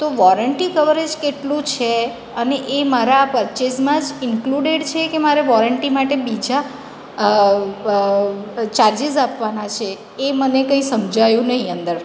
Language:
Gujarati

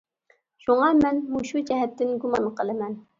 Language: Uyghur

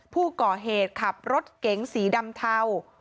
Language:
Thai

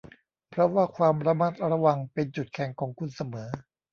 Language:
Thai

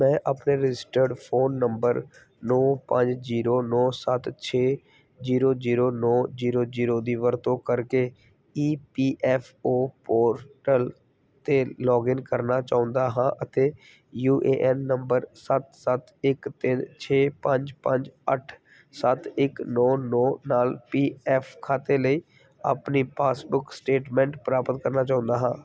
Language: Punjabi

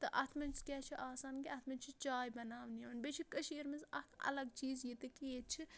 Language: Kashmiri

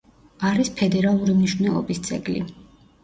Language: Georgian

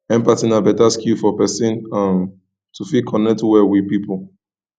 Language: Nigerian Pidgin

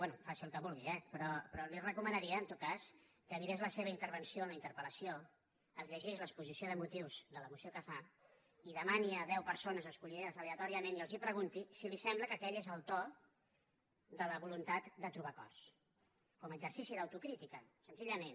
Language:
Catalan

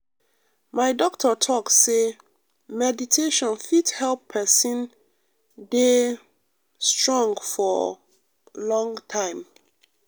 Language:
Nigerian Pidgin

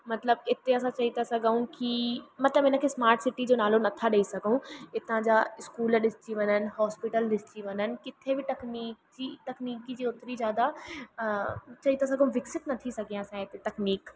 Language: Sindhi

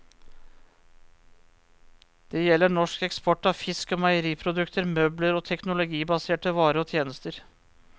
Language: Norwegian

